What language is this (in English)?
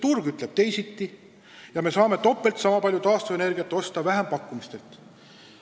Estonian